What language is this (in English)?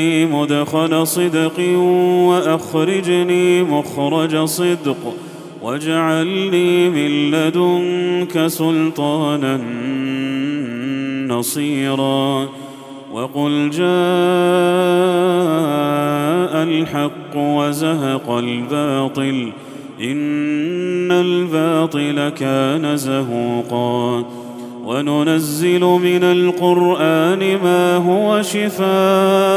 Arabic